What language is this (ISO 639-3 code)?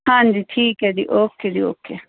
pan